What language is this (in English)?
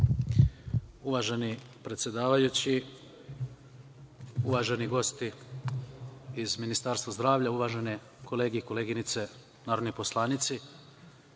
Serbian